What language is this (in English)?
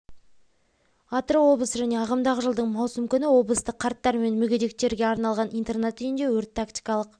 Kazakh